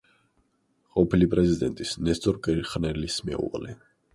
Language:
Georgian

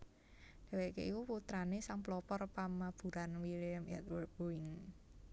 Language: Javanese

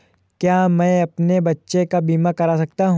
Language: Hindi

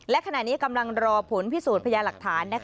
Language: Thai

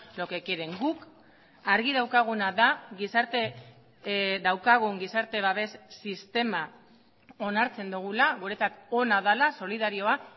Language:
Basque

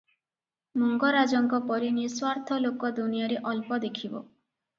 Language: Odia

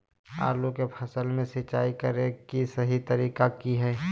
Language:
Magahi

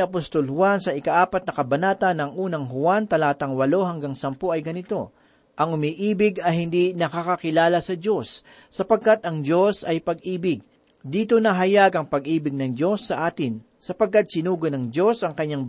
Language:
Filipino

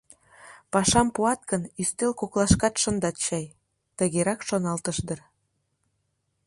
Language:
Mari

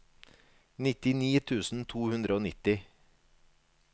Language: Norwegian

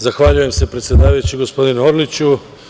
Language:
Serbian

